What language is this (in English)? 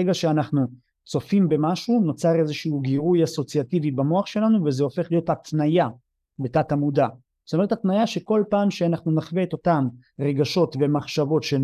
Hebrew